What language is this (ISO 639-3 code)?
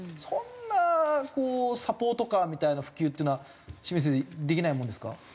jpn